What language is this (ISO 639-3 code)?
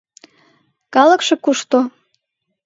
chm